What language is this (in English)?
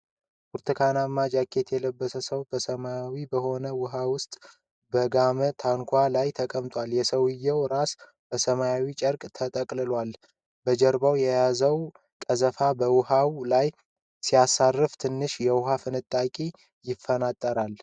Amharic